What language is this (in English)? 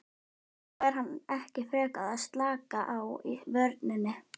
Icelandic